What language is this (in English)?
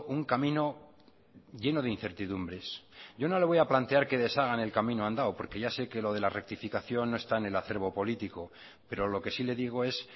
Spanish